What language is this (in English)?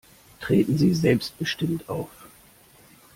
German